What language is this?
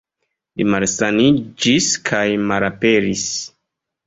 Esperanto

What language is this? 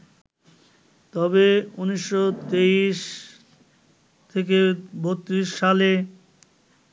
Bangla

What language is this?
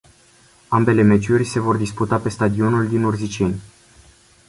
Romanian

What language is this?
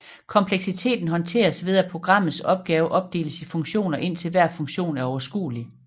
Danish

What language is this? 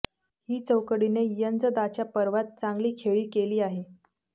Marathi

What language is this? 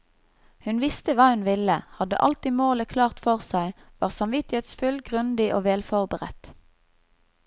Norwegian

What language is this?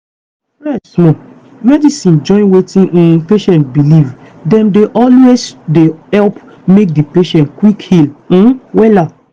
Nigerian Pidgin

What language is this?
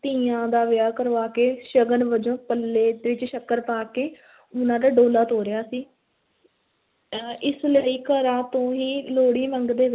Punjabi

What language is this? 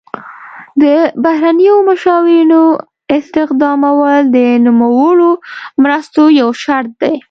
Pashto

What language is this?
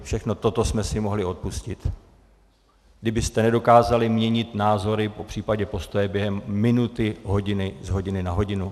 Czech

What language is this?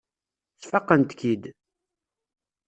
Kabyle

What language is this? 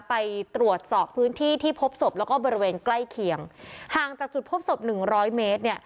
Thai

